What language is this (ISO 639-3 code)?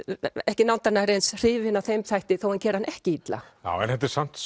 isl